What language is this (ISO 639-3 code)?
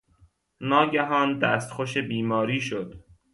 fas